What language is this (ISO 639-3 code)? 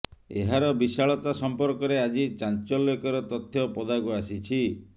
ori